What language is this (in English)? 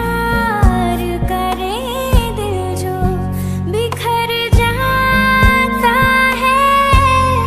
Hindi